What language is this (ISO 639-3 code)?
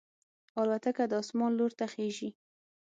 pus